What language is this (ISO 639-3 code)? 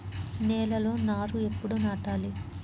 tel